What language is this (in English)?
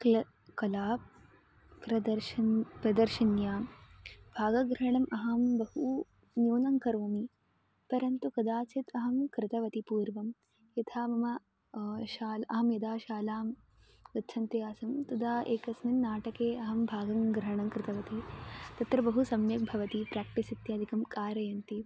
Sanskrit